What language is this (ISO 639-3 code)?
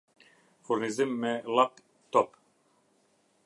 sqi